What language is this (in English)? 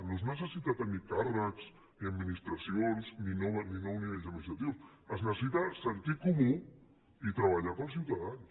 Catalan